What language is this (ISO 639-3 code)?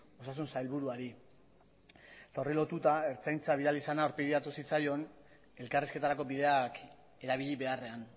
eus